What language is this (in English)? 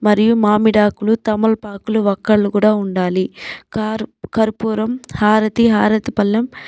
Telugu